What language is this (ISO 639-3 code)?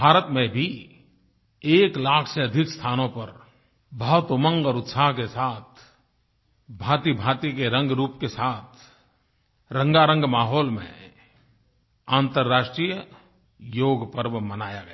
hin